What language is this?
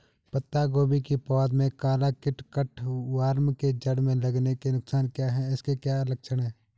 Hindi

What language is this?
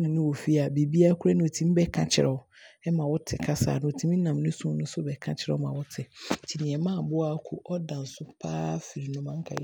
Abron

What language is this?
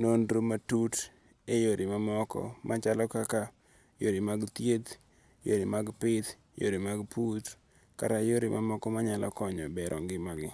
Luo (Kenya and Tanzania)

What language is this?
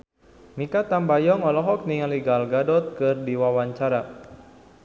Sundanese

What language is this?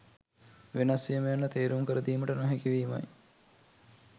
Sinhala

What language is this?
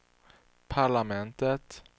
Swedish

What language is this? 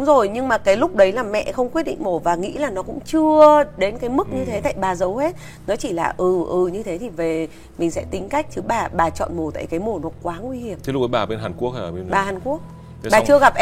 Vietnamese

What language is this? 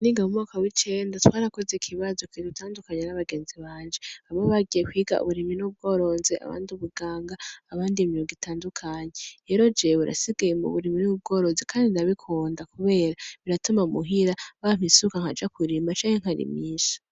Rundi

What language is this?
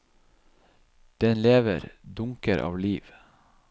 Norwegian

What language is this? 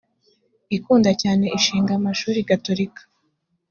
Kinyarwanda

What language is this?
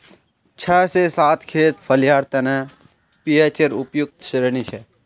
Magahi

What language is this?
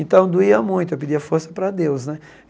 Portuguese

